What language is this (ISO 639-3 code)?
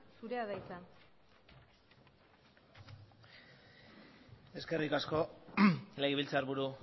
eus